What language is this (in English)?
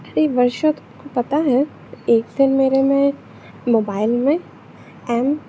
Hindi